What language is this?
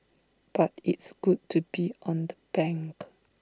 English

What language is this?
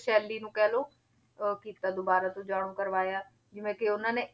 Punjabi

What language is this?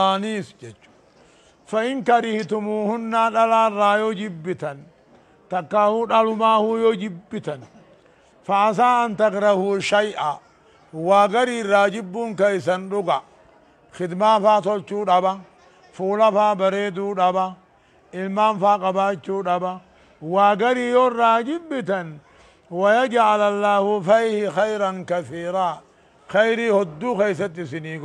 Arabic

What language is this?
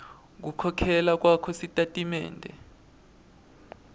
Swati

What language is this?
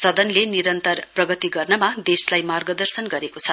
Nepali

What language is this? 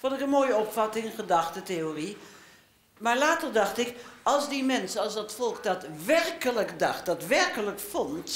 Dutch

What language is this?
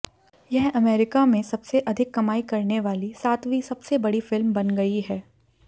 Hindi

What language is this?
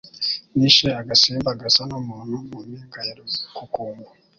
Kinyarwanda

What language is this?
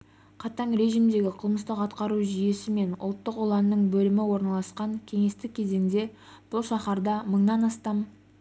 Kazakh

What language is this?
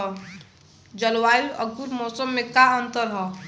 Bhojpuri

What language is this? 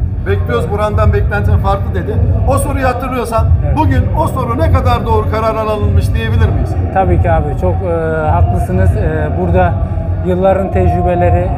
Turkish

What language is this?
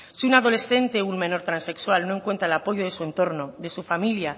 Spanish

